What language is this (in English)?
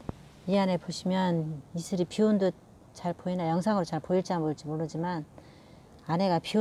Korean